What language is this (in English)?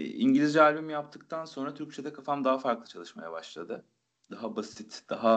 Turkish